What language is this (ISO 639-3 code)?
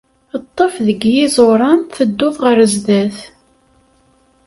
kab